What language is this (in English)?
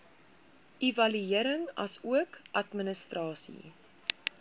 Afrikaans